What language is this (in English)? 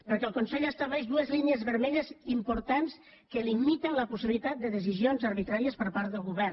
Catalan